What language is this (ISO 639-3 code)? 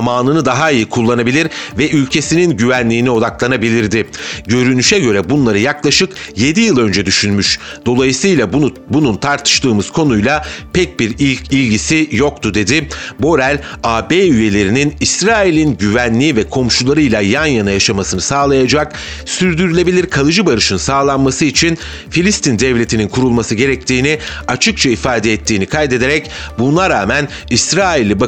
tur